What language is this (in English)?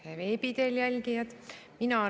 Estonian